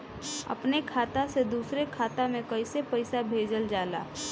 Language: Bhojpuri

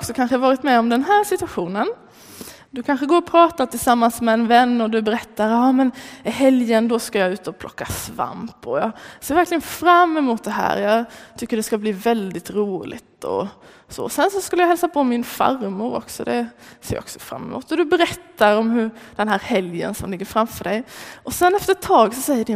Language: Swedish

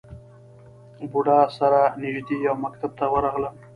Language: Pashto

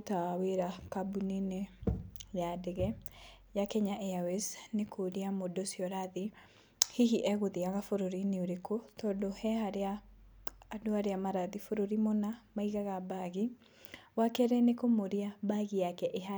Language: Kikuyu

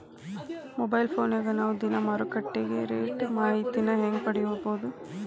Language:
Kannada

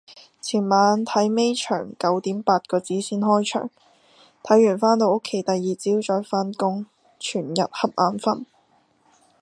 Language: Cantonese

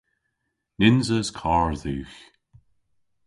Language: Cornish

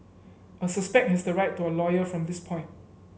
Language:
English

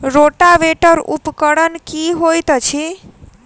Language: Maithili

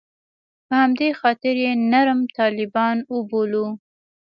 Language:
Pashto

